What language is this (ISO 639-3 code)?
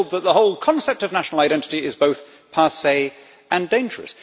eng